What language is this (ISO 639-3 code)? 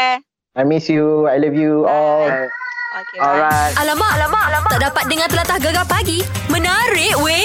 msa